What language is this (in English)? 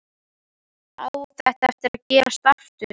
Icelandic